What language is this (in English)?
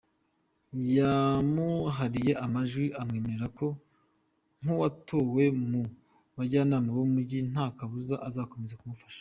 Kinyarwanda